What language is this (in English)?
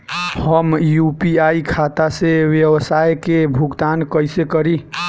Bhojpuri